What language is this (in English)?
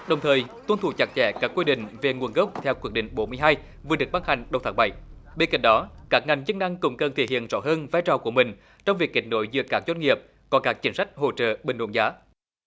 Vietnamese